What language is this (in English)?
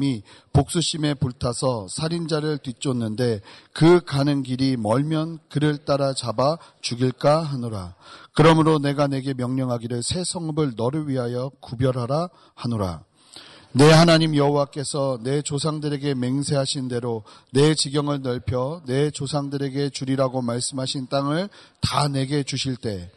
Korean